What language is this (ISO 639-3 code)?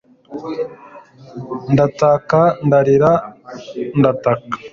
kin